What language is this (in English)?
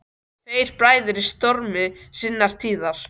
Icelandic